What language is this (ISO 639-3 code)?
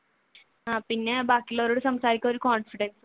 mal